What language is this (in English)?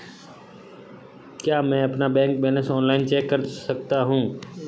Hindi